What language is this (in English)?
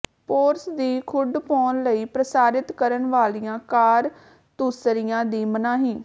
Punjabi